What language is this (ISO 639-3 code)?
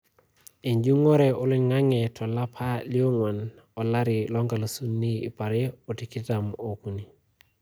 mas